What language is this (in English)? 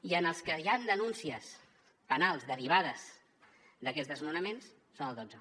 Catalan